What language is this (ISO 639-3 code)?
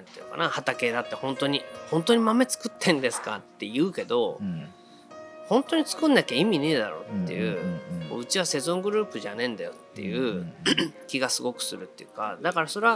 jpn